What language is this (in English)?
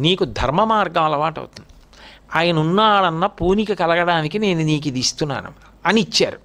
Telugu